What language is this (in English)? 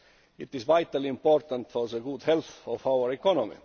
English